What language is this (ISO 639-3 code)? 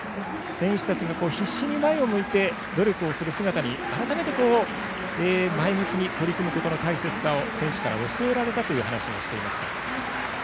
jpn